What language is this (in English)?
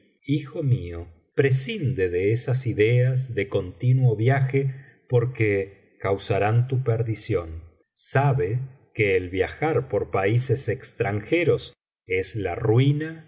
Spanish